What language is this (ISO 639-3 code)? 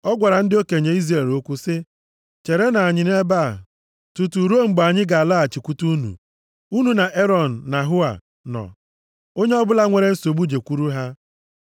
ibo